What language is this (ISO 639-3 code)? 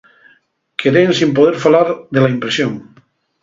ast